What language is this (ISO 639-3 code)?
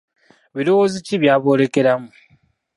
lug